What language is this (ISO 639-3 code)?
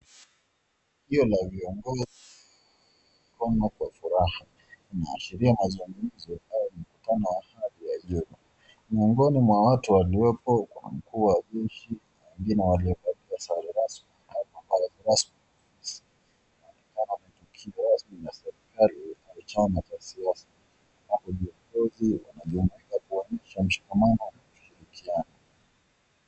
swa